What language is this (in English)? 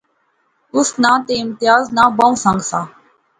Pahari-Potwari